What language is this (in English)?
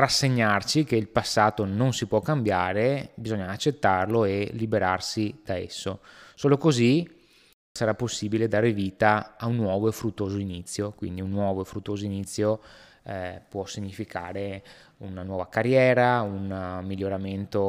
Italian